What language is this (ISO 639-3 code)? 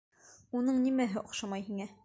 bak